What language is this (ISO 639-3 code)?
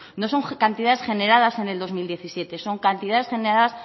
spa